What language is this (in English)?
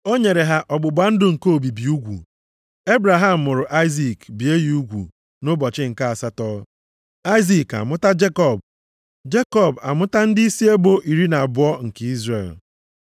Igbo